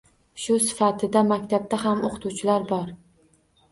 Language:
Uzbek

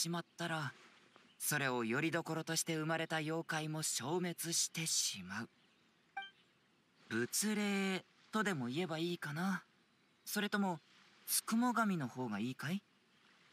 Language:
Japanese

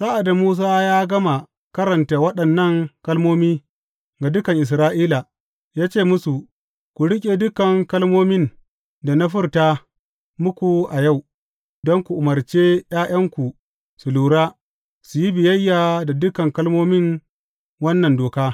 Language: Hausa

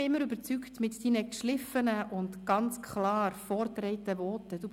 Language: Swiss German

